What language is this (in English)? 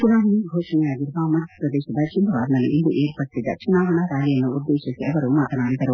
Kannada